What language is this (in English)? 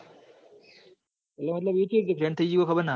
Gujarati